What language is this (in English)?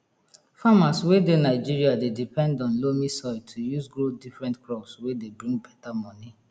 Nigerian Pidgin